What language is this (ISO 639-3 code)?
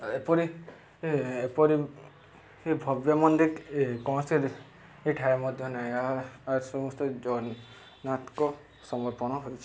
ori